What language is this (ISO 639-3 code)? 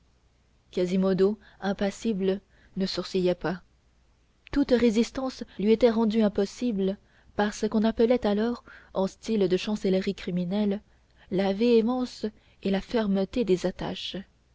fra